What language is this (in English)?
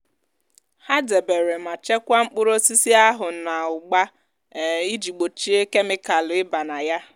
Igbo